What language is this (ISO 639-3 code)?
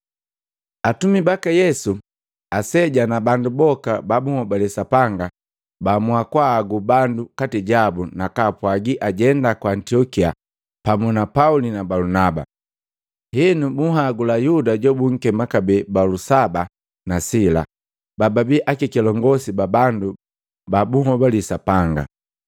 mgv